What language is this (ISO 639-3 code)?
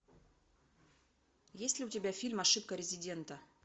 rus